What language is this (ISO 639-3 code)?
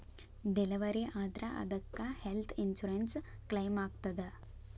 kan